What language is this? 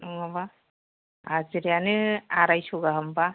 Bodo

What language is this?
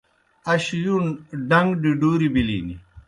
Kohistani Shina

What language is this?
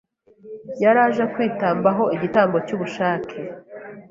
Kinyarwanda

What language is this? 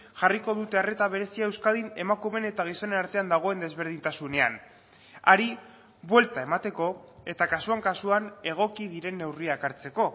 Basque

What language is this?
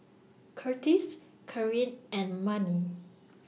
English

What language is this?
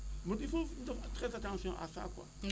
Wolof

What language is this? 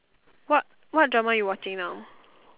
English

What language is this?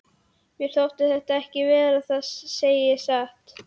Icelandic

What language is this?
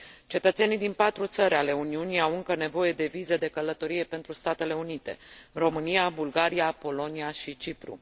Romanian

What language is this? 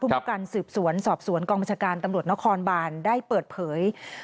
Thai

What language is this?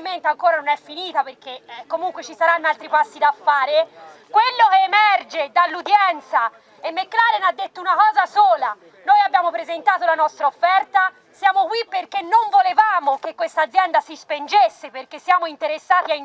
Italian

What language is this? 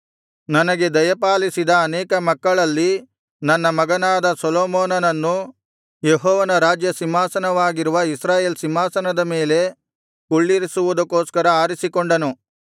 Kannada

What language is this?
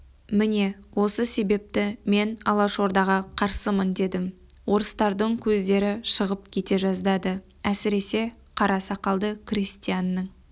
Kazakh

